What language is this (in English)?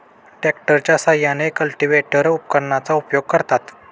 Marathi